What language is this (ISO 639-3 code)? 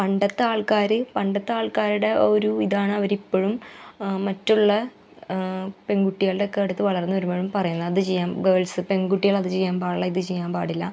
mal